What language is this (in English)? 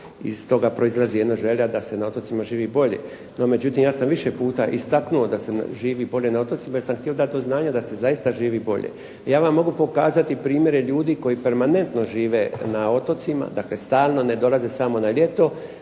Croatian